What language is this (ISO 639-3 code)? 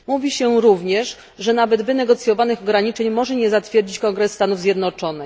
pol